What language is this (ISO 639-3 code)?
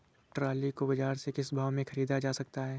hin